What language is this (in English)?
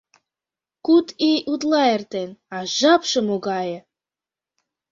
Mari